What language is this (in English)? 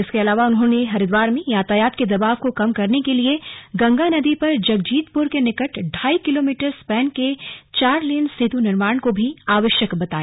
Hindi